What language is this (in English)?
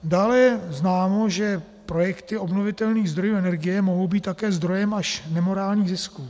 Czech